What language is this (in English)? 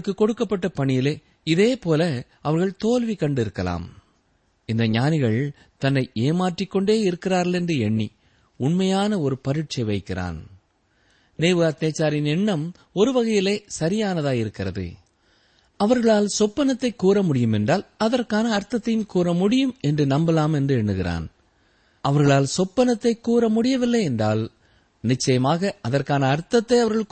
Tamil